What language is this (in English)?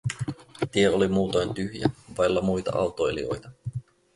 Finnish